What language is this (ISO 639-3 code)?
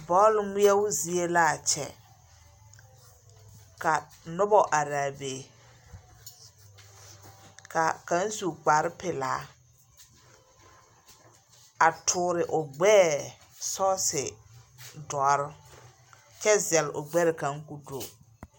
dga